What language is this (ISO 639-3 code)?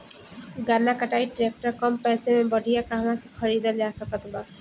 bho